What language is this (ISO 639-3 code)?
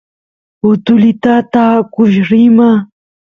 qus